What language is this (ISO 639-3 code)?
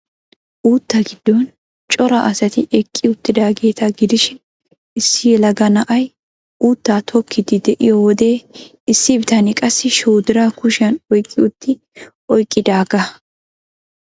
wal